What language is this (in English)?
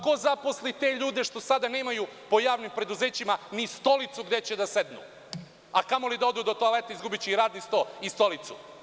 Serbian